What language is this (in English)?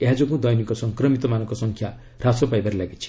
Odia